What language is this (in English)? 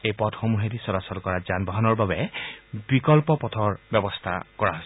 Assamese